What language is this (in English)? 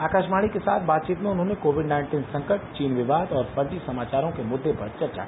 Hindi